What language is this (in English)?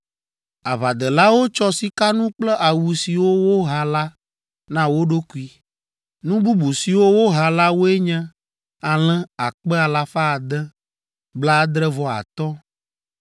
Ewe